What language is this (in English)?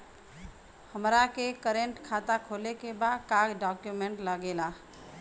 Bhojpuri